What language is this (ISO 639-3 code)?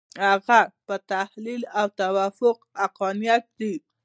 pus